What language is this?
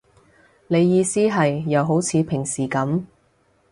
Cantonese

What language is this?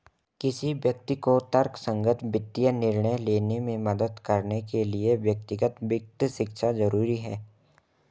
Hindi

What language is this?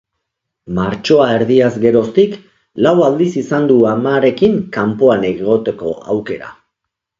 Basque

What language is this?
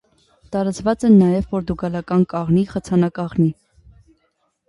Armenian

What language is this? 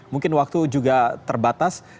Indonesian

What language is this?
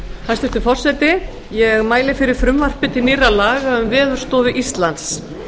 Icelandic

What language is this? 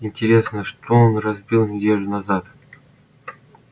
Russian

